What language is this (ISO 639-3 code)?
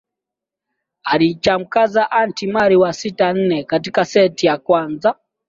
swa